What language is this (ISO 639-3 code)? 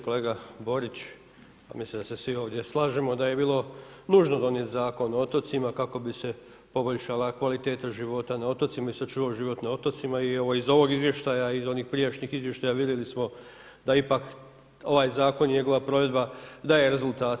hrv